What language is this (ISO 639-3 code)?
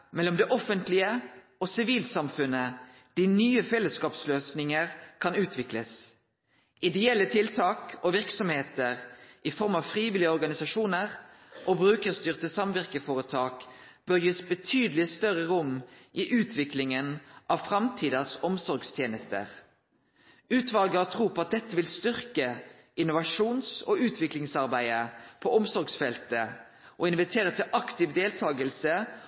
nno